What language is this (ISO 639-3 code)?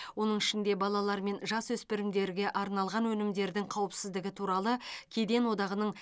kaz